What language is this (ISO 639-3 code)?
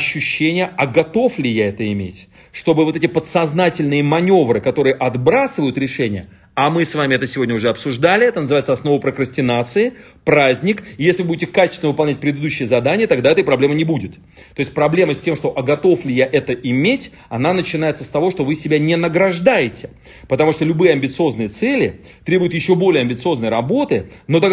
rus